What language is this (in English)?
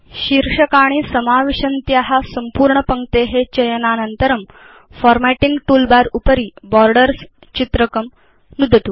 Sanskrit